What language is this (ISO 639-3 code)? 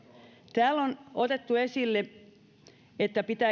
fin